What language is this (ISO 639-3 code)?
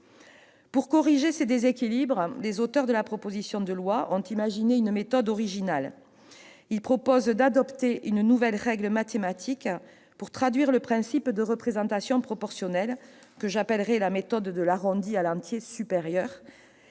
fra